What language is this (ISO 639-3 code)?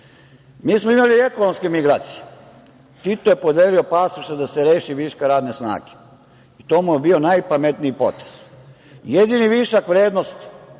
srp